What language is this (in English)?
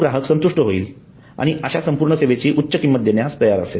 Marathi